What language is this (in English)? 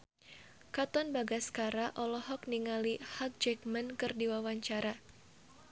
Sundanese